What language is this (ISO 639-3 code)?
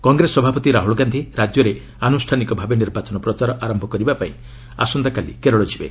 ori